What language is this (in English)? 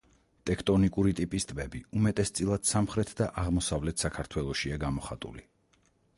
Georgian